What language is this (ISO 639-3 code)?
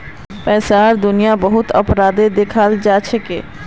mag